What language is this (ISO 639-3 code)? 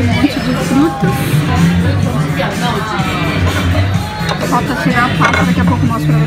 por